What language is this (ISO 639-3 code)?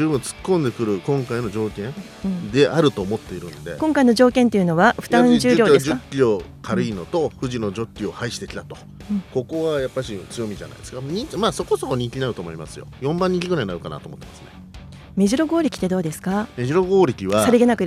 jpn